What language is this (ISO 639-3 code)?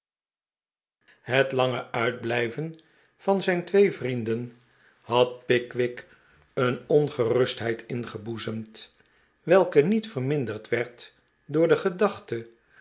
nld